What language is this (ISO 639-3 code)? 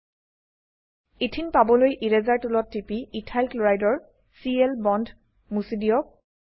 asm